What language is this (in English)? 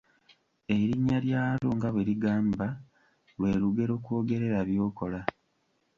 Ganda